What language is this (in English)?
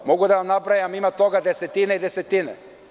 Serbian